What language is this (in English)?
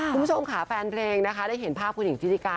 Thai